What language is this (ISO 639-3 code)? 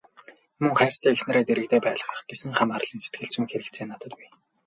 mon